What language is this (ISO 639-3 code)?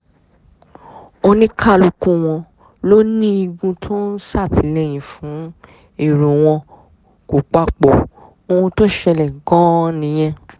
yor